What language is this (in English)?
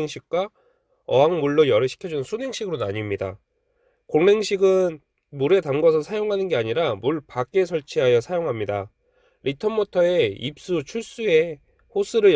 Korean